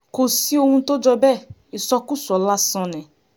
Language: Yoruba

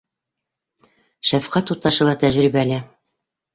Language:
Bashkir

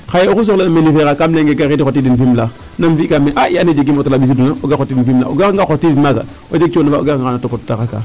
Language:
Serer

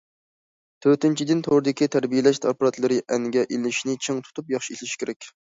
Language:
Uyghur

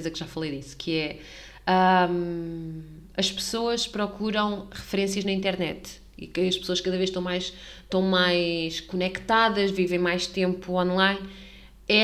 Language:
Portuguese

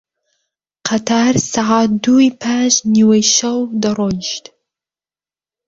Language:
Central Kurdish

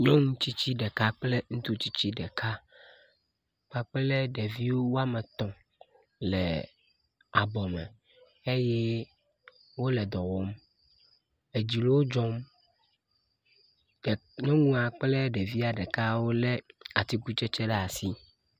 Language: Ewe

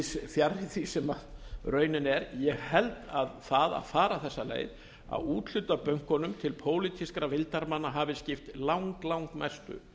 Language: Icelandic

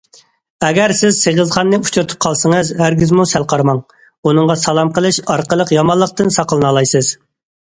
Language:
Uyghur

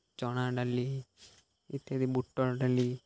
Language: Odia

